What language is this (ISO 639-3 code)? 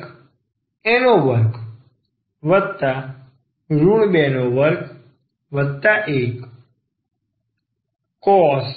guj